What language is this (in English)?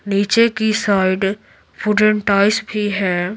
Hindi